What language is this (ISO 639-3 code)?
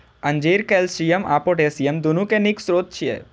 mai